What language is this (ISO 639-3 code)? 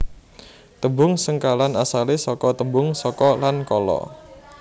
jav